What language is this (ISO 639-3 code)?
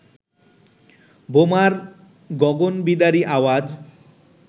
ben